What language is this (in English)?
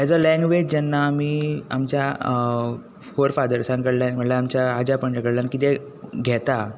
Konkani